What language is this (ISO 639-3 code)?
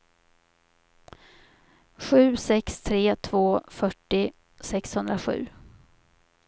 swe